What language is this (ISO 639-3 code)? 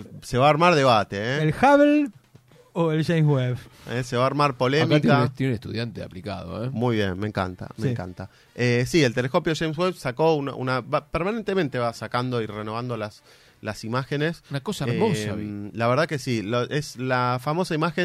spa